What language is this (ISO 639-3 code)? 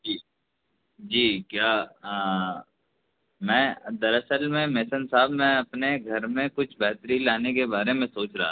urd